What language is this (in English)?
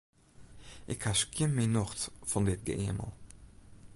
Western Frisian